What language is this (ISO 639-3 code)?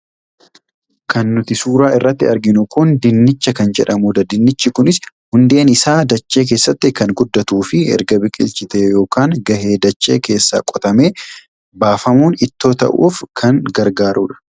orm